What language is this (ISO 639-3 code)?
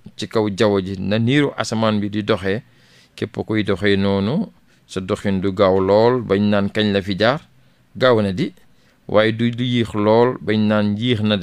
fra